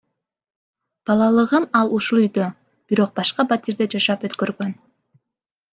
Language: Kyrgyz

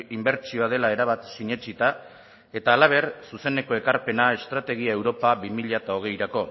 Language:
Basque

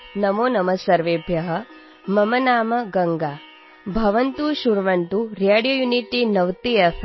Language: Marathi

